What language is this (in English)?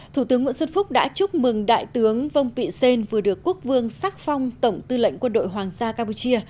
Vietnamese